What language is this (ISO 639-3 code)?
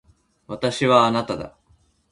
jpn